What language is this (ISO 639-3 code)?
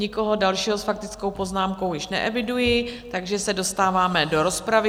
ces